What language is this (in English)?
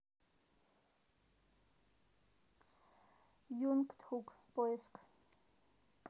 Russian